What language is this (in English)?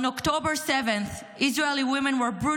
Hebrew